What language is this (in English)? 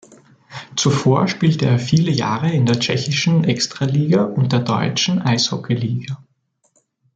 German